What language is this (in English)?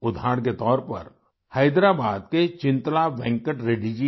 Hindi